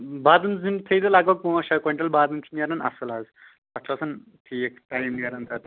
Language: Kashmiri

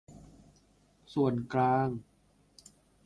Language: Thai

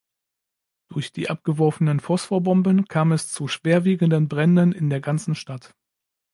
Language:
German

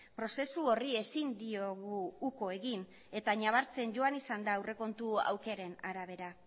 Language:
Basque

